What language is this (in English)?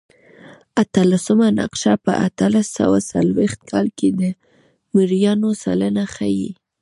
Pashto